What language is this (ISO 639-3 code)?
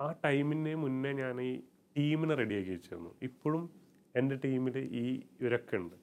mal